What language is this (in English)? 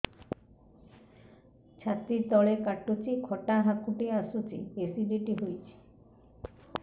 Odia